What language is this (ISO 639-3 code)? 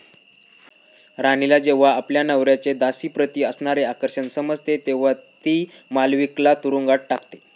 mar